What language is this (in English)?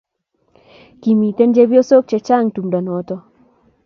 Kalenjin